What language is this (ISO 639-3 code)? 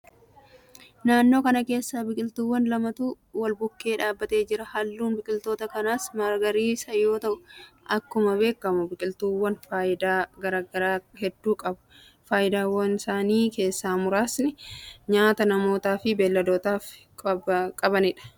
orm